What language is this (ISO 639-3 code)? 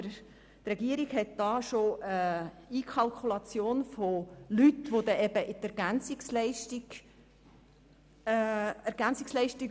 gsw